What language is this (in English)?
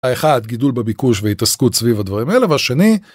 Hebrew